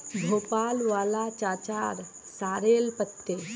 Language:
Magahi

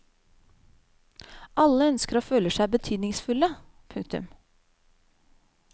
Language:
Norwegian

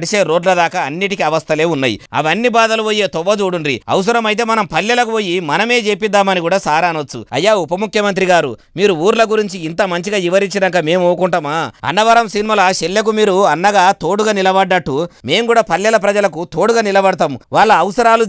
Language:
Telugu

